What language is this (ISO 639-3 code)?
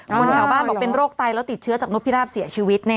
tha